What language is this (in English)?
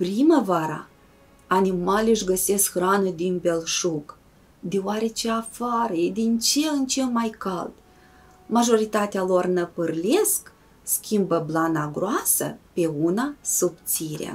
Romanian